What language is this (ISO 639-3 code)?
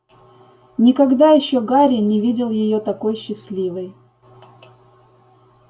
rus